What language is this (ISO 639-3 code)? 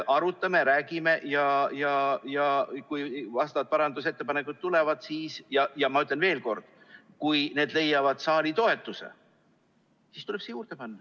est